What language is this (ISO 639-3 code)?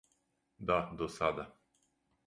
srp